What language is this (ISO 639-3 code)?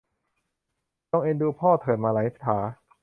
tha